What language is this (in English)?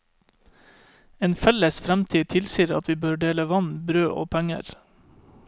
Norwegian